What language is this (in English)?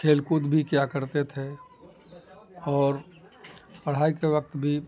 Urdu